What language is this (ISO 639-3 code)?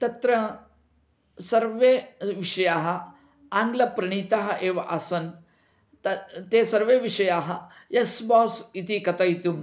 san